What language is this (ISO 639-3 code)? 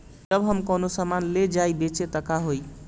bho